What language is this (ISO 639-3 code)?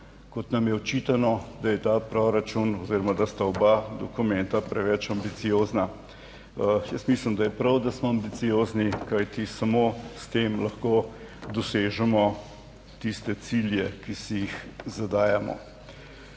slv